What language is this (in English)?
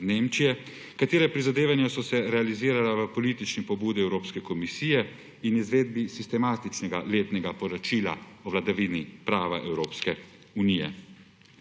Slovenian